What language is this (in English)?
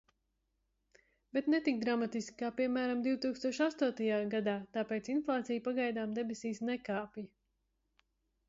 Latvian